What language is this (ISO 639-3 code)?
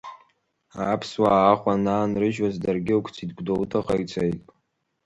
abk